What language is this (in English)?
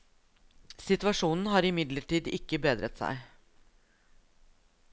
Norwegian